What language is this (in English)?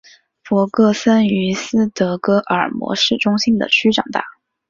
Chinese